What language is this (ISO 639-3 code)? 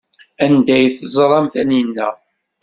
kab